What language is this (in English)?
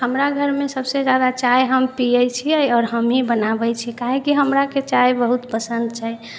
Maithili